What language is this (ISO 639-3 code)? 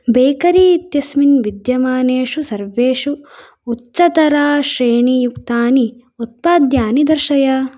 san